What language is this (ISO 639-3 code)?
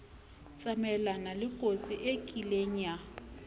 sot